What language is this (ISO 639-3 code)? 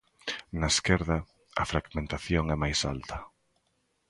glg